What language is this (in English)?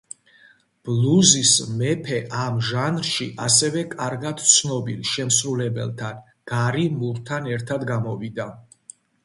Georgian